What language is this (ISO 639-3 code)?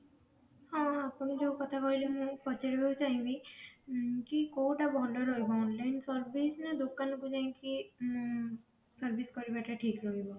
ori